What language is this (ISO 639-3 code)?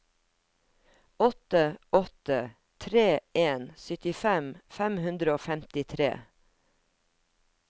nor